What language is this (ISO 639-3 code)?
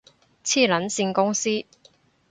yue